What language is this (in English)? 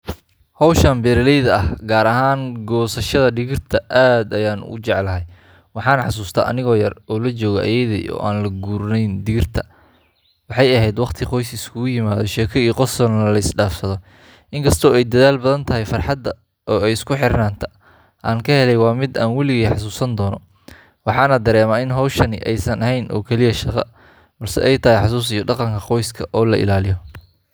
Somali